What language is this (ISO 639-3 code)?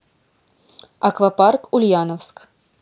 rus